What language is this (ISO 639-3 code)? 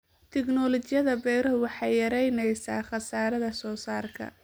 som